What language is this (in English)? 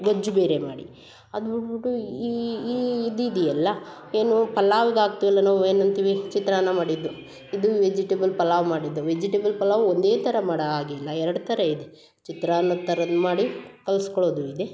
Kannada